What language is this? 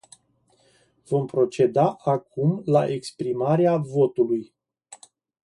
Romanian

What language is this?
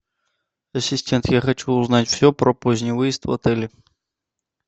Russian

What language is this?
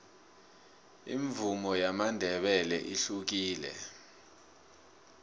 South Ndebele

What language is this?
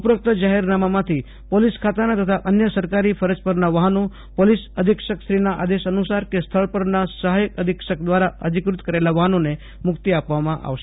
Gujarati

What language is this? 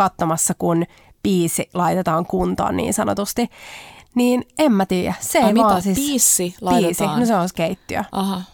Finnish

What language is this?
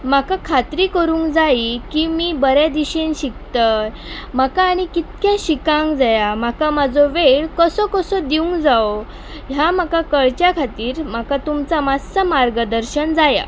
Konkani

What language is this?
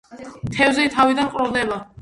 Georgian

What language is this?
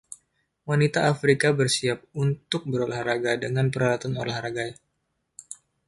Indonesian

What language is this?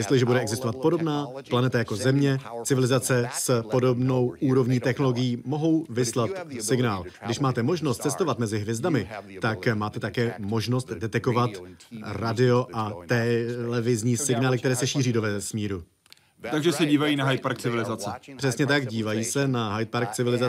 Czech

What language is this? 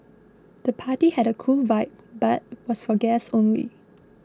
English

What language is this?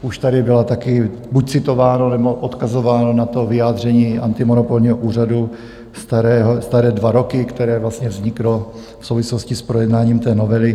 Czech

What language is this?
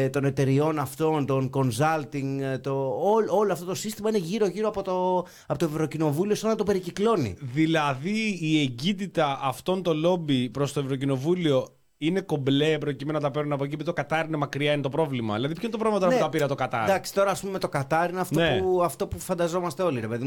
Greek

